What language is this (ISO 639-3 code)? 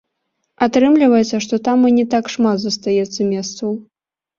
bel